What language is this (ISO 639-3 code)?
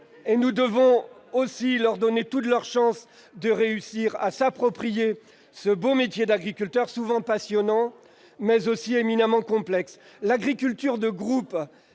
fra